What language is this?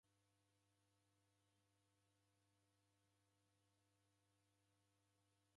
Taita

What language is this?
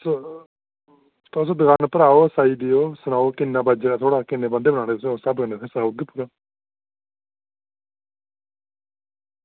Dogri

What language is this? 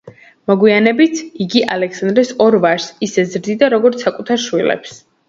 Georgian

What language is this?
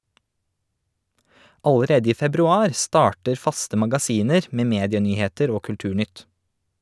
Norwegian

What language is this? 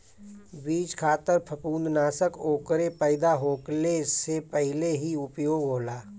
Bhojpuri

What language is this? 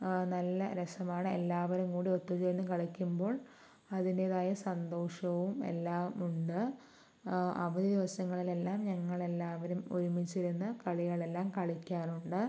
Malayalam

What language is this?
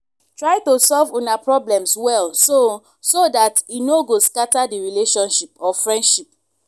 Nigerian Pidgin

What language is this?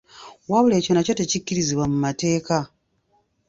Ganda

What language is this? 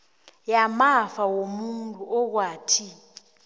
South Ndebele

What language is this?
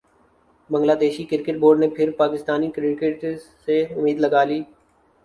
Urdu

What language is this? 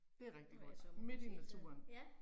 Danish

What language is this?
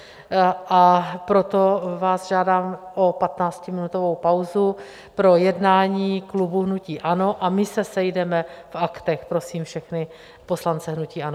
Czech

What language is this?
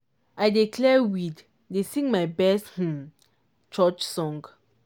Nigerian Pidgin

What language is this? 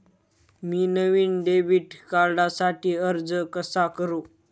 Marathi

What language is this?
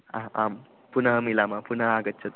Sanskrit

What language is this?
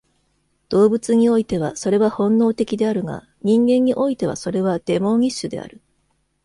Japanese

